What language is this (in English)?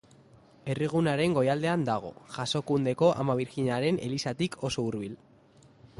Basque